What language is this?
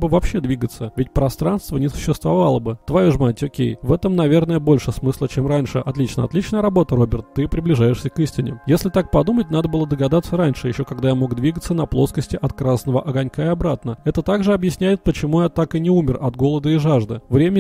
Russian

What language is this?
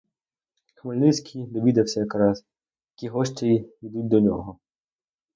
Ukrainian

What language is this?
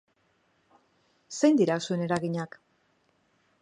Basque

